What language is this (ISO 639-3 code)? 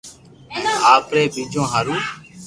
lrk